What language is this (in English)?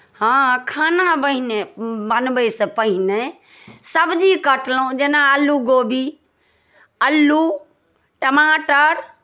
Maithili